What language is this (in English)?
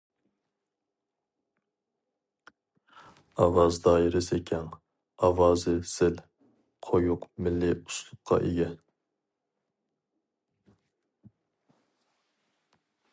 Uyghur